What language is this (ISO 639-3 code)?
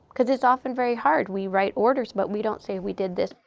eng